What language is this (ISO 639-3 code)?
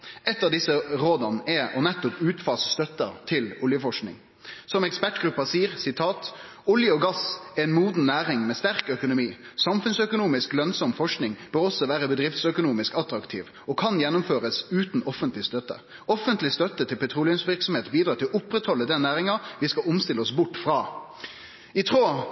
nno